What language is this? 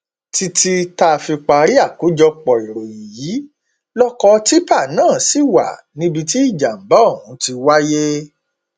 Yoruba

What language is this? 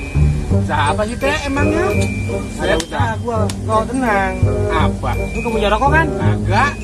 Indonesian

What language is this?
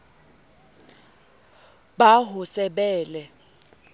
Southern Sotho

